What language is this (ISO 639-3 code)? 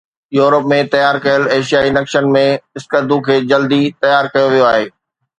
snd